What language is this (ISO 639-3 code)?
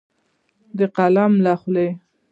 pus